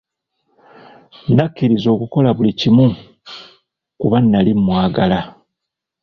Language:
Ganda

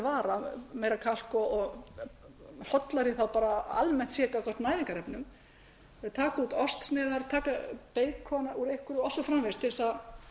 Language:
Icelandic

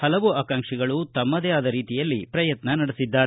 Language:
Kannada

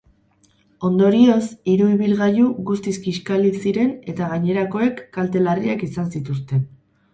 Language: Basque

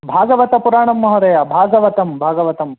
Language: Sanskrit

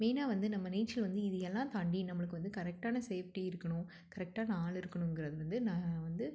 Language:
Tamil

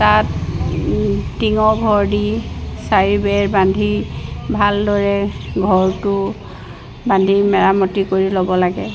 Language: Assamese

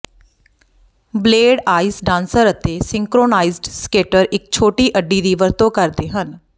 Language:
Punjabi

